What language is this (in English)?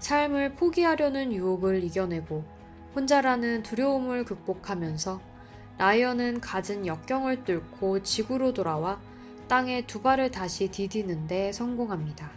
Korean